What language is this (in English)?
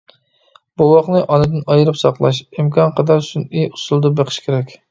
Uyghur